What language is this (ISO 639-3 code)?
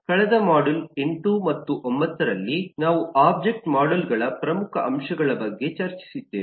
kan